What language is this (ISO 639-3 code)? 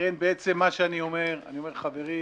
heb